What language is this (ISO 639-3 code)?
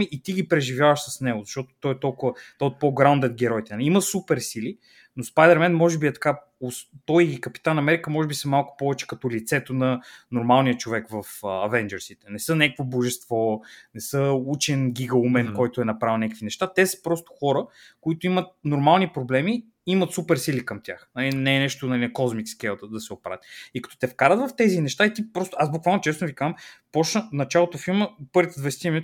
bul